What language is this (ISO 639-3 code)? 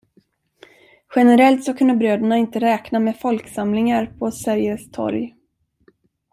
swe